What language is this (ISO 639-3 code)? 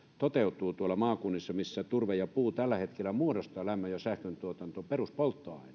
fin